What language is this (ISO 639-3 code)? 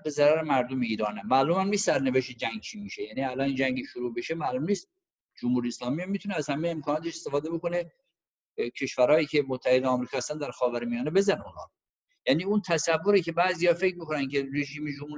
fas